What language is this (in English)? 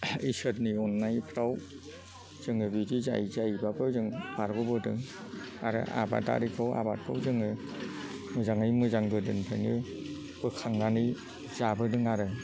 Bodo